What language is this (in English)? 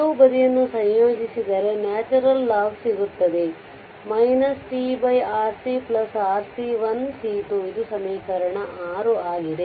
Kannada